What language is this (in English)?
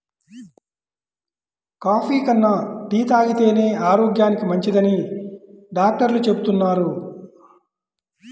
Telugu